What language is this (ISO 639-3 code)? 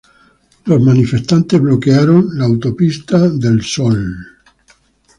spa